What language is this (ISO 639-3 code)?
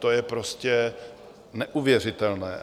ces